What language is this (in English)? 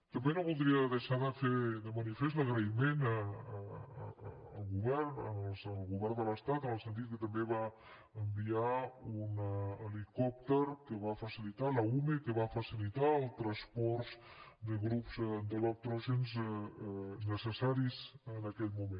Catalan